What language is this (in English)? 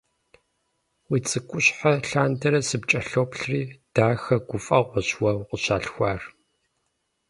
Kabardian